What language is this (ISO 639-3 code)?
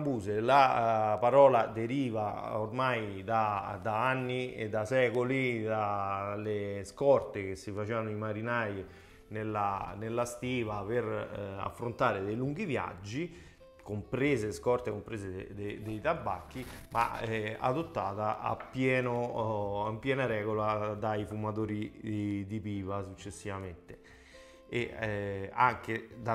ita